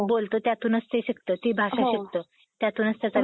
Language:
Marathi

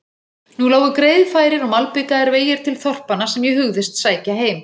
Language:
Icelandic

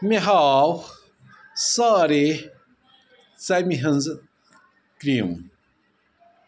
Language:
Kashmiri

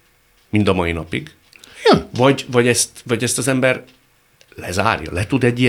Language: Hungarian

